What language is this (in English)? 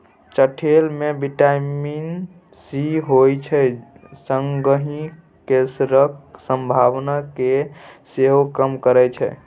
Maithili